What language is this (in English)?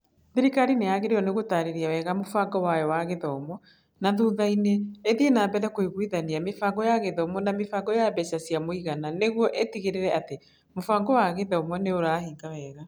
Kikuyu